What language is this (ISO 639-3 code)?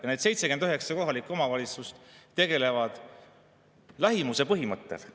est